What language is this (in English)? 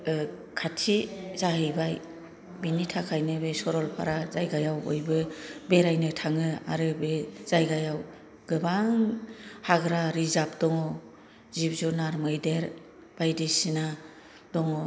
Bodo